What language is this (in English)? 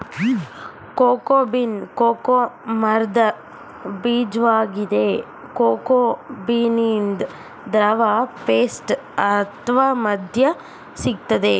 Kannada